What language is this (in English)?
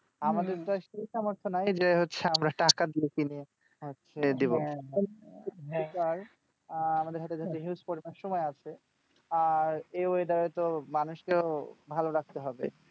Bangla